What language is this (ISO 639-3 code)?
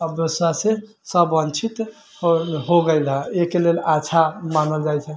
mai